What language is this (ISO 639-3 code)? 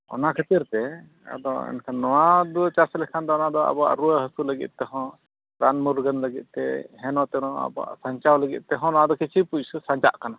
sat